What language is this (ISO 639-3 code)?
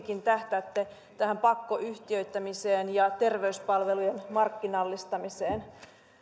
fin